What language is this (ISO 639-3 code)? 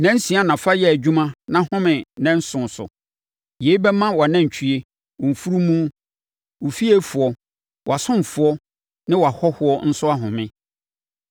aka